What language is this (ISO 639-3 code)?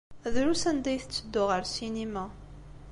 kab